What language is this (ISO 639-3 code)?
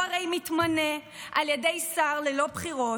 heb